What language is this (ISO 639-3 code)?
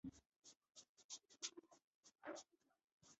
zho